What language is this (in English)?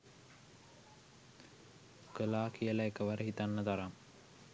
Sinhala